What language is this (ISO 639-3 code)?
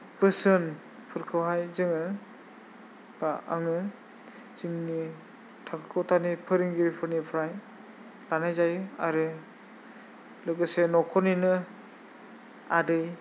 brx